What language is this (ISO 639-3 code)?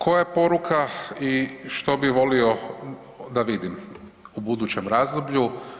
hrv